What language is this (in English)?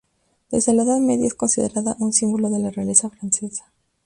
Spanish